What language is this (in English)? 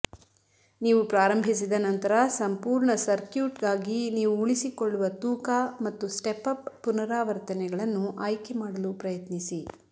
Kannada